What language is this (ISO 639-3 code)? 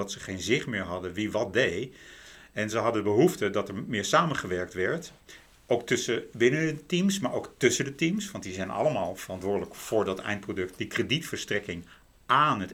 nld